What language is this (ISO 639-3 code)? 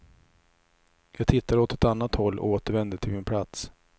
swe